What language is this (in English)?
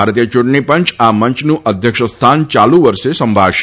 Gujarati